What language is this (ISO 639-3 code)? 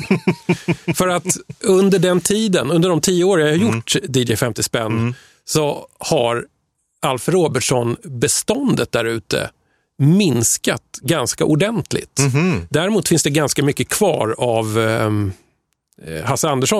swe